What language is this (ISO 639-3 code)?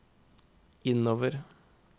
nor